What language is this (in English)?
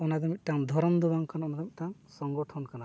Santali